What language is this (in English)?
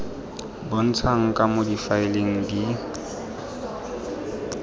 Tswana